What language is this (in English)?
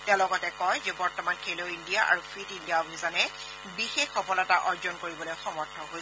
Assamese